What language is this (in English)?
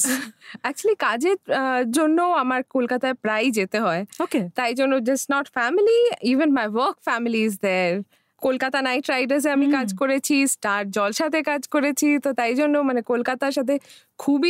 Bangla